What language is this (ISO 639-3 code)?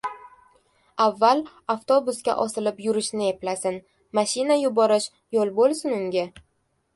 uzb